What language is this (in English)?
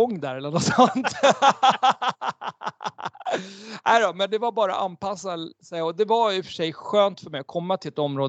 Swedish